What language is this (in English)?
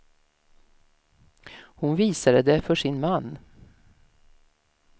Swedish